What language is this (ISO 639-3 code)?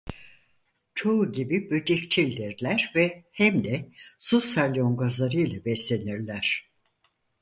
tur